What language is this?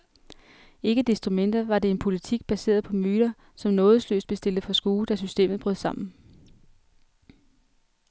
Danish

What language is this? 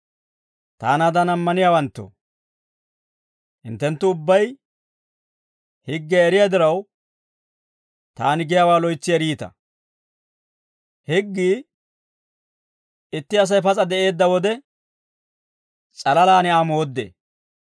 Dawro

